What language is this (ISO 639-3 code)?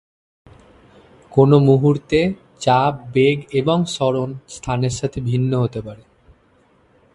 ben